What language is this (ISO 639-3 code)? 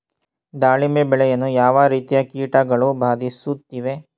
kan